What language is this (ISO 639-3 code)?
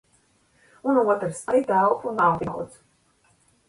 lav